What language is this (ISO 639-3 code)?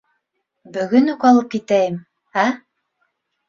bak